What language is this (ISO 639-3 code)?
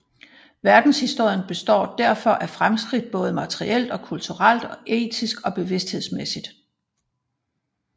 dan